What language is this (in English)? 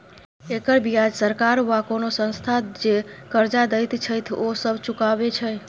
Maithili